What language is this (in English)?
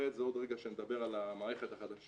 Hebrew